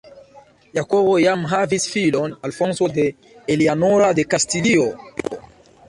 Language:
Esperanto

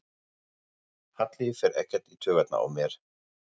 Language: Icelandic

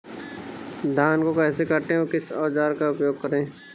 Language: Hindi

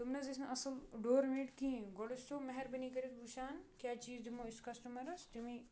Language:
Kashmiri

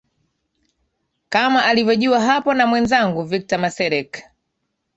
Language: Swahili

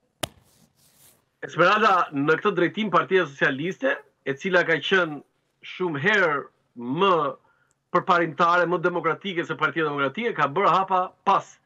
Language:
Romanian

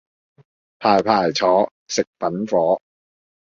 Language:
Cantonese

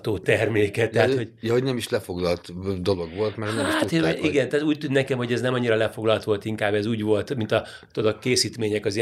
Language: Hungarian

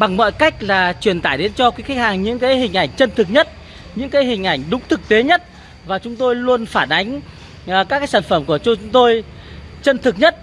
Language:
Vietnamese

